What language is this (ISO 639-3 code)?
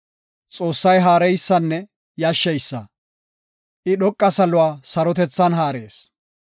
gof